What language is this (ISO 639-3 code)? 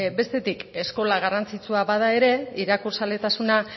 eus